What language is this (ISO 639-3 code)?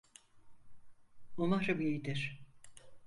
tur